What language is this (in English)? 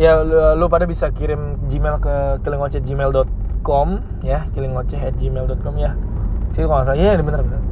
Indonesian